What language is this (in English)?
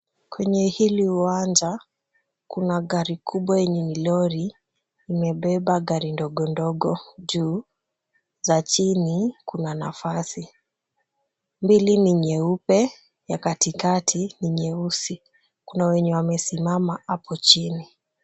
Swahili